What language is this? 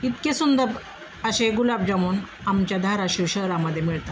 Marathi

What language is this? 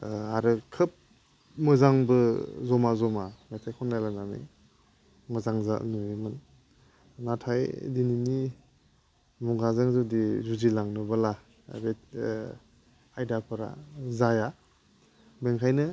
Bodo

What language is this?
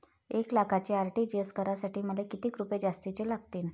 Marathi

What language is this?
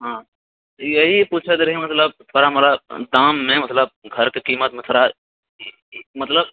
Maithili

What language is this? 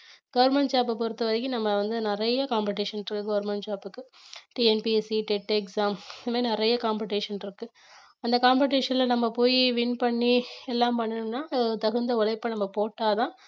Tamil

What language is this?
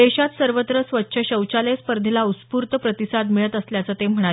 Marathi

